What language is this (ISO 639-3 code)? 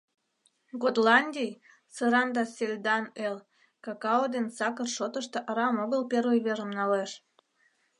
chm